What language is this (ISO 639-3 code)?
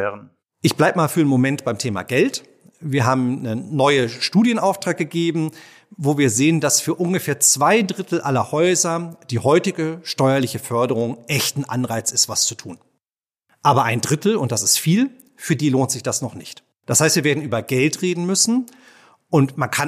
deu